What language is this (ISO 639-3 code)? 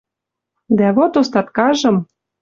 mrj